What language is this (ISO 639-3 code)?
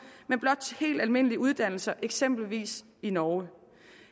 dan